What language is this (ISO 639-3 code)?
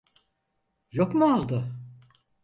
tur